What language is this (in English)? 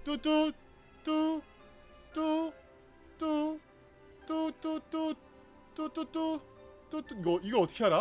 Korean